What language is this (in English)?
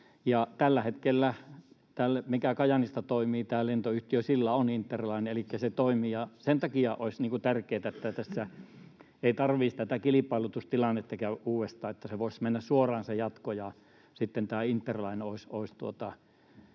Finnish